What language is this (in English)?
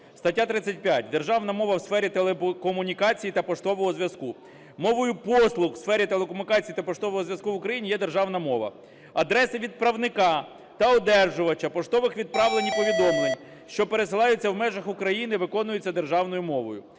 Ukrainian